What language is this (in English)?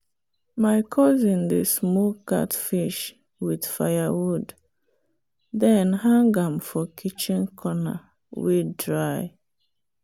Nigerian Pidgin